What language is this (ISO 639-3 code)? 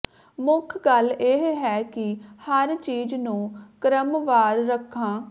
pan